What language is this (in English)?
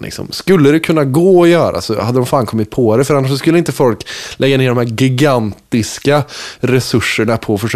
Swedish